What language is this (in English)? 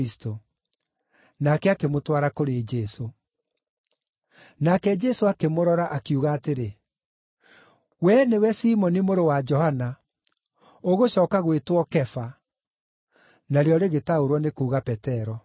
Kikuyu